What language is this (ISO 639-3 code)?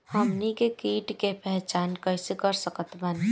bho